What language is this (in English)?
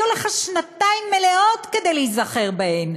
Hebrew